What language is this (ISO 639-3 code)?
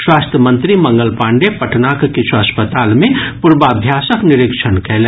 mai